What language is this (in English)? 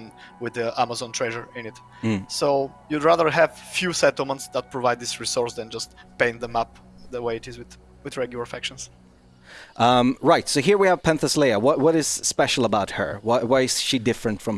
English